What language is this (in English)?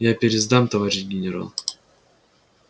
Russian